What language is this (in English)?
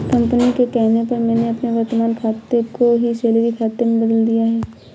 Hindi